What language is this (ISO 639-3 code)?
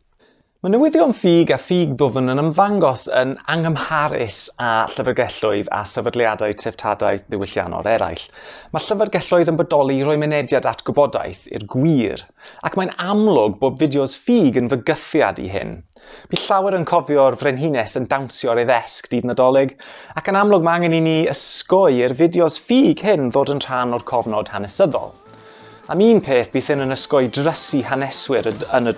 cym